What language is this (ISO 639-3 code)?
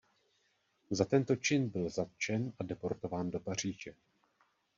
ces